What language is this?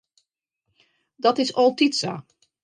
Western Frisian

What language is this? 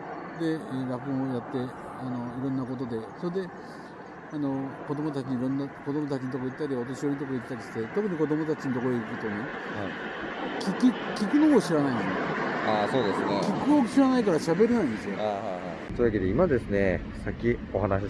Japanese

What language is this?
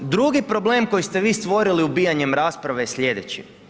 Croatian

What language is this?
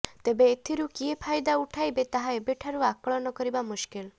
Odia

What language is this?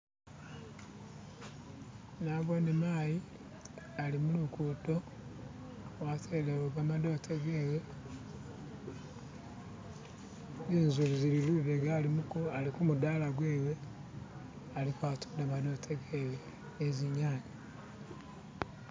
Masaaba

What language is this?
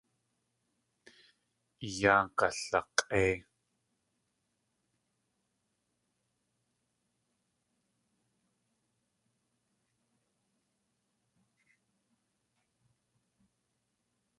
Tlingit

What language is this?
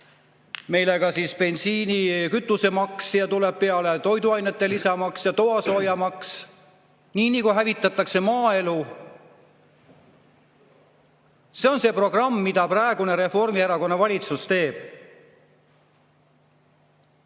Estonian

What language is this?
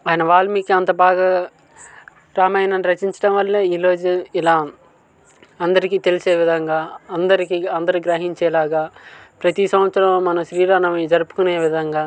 Telugu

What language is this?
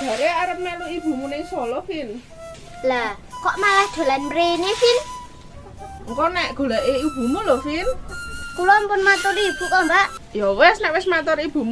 Indonesian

